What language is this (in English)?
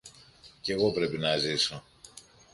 Greek